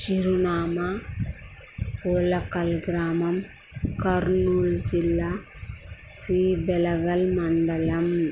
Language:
Telugu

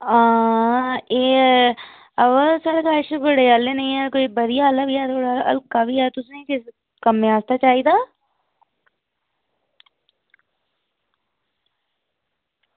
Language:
Dogri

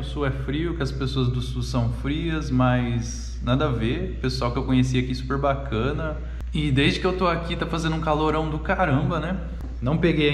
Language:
Portuguese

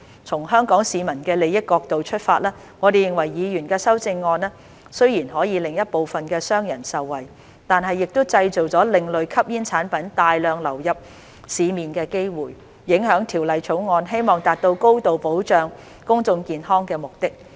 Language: Cantonese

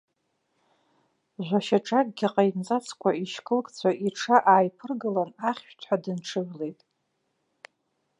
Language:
Abkhazian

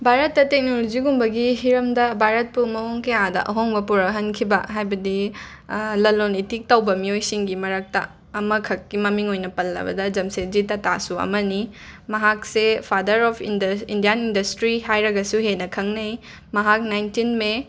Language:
Manipuri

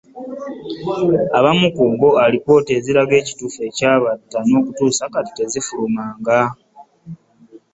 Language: Ganda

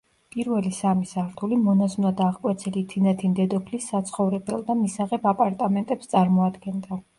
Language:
Georgian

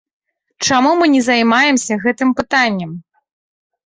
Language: Belarusian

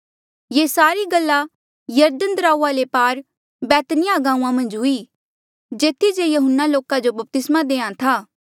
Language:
Mandeali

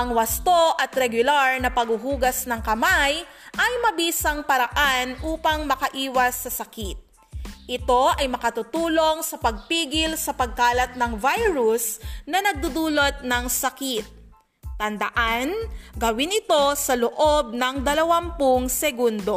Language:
Filipino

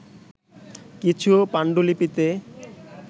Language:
Bangla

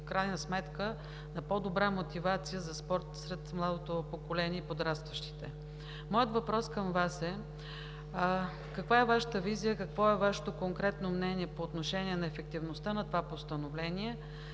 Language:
Bulgarian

